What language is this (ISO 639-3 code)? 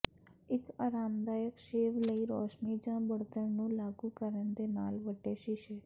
pan